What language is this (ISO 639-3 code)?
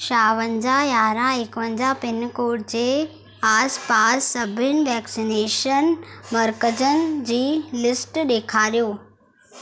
snd